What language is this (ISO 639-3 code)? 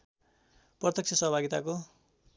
nep